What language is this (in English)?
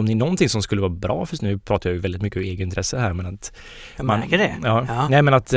Swedish